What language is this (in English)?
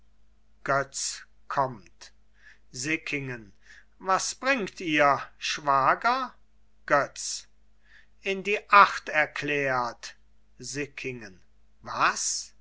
German